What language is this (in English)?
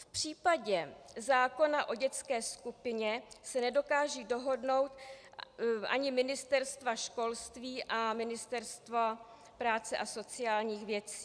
Czech